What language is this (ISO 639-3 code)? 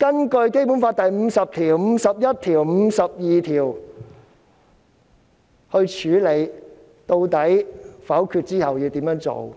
yue